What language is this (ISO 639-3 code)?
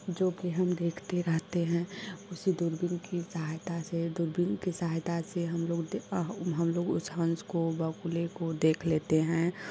hin